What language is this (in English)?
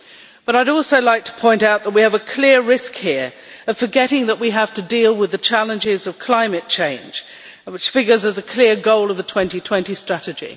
English